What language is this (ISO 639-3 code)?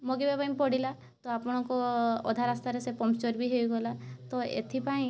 ori